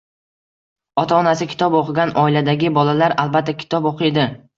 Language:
Uzbek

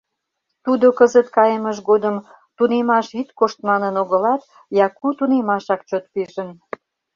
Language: Mari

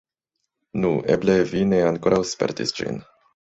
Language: Esperanto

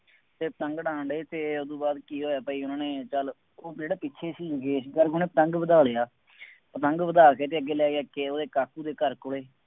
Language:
Punjabi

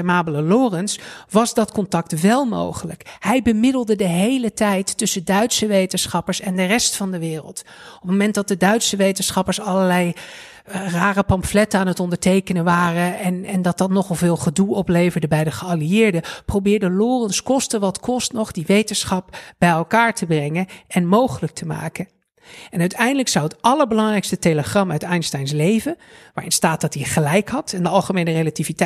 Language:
Dutch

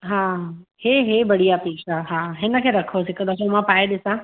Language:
Sindhi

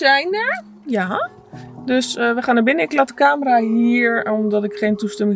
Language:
Dutch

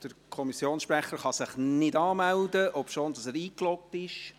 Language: Swiss German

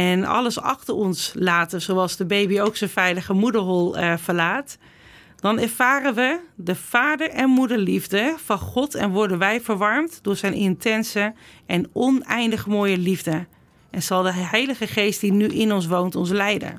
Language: Dutch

